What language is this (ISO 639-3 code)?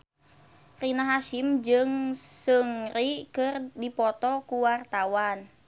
sun